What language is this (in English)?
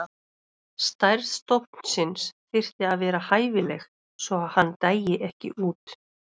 Icelandic